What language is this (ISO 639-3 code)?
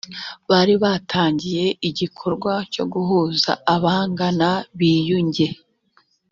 kin